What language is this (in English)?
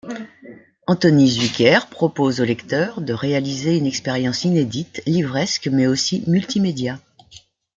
French